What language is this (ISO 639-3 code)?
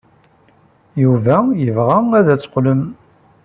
kab